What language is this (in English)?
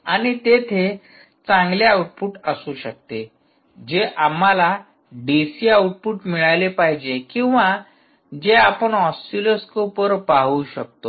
Marathi